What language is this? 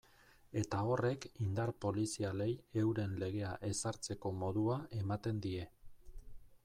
Basque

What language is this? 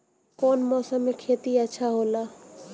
Bhojpuri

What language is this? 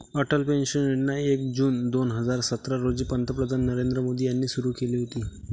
Marathi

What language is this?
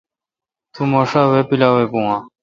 Kalkoti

